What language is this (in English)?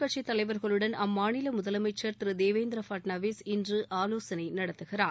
Tamil